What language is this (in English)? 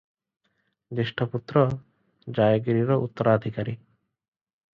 Odia